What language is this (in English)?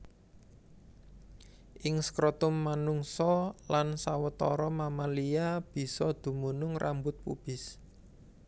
Javanese